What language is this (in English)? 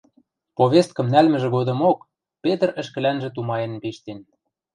Western Mari